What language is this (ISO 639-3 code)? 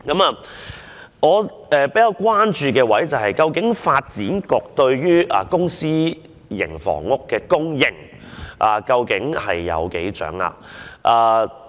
yue